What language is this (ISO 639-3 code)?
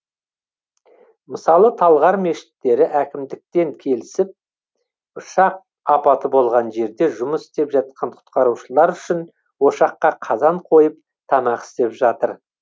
kaz